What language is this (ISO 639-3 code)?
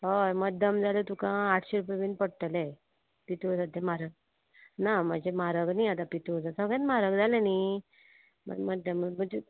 kok